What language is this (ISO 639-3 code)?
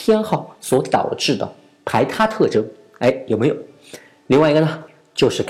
zho